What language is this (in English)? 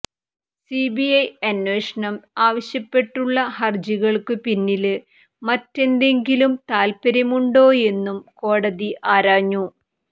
Malayalam